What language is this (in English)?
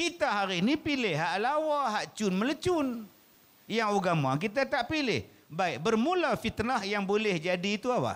Malay